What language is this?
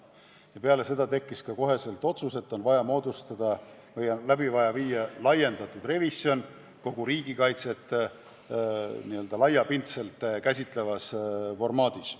Estonian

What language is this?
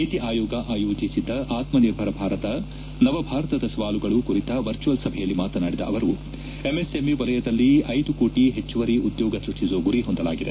Kannada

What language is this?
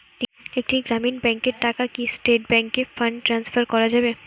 Bangla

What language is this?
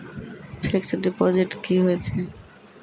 Maithili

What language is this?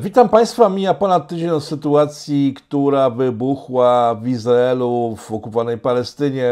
Polish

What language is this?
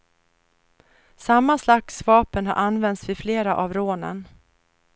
Swedish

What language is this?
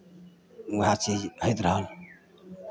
Maithili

